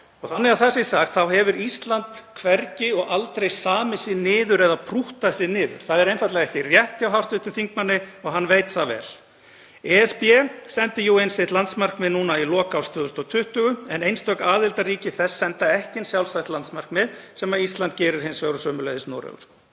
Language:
Icelandic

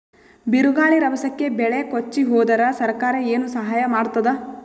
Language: Kannada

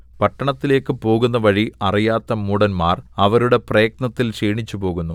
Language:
Malayalam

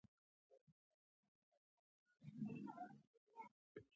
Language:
Pashto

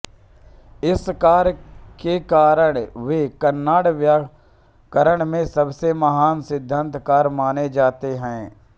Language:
Hindi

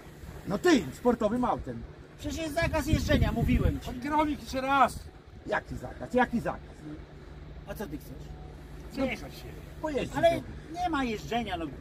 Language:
Polish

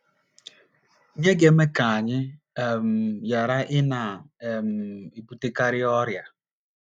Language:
Igbo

